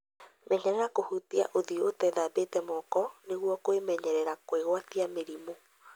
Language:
Kikuyu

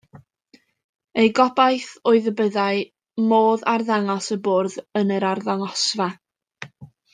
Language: Welsh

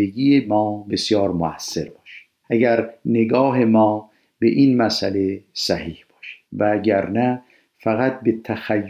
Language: Persian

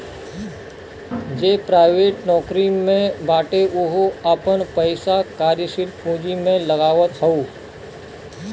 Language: Bhojpuri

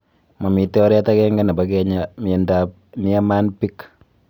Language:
Kalenjin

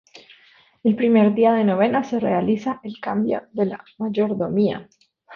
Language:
Spanish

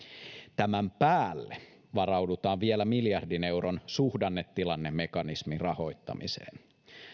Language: Finnish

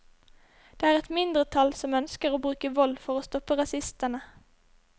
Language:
Norwegian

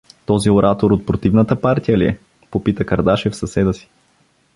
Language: Bulgarian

